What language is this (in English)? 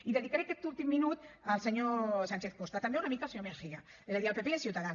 Catalan